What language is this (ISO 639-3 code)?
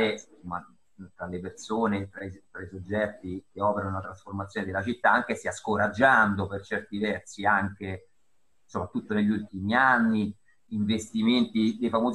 ita